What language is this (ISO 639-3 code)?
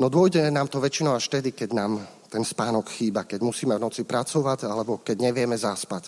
slk